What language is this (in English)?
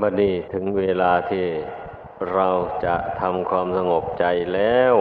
Thai